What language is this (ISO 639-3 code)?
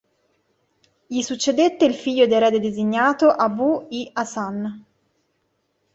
ita